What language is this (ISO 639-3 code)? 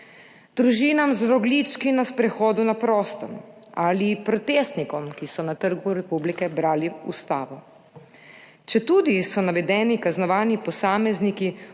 slv